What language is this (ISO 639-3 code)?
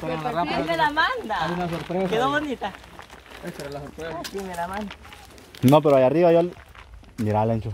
spa